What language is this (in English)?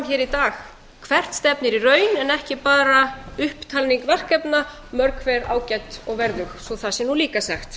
Icelandic